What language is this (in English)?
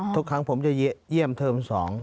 Thai